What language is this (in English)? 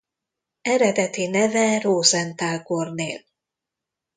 Hungarian